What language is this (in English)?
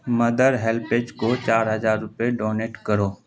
Urdu